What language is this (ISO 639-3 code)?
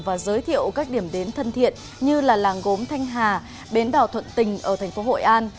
vie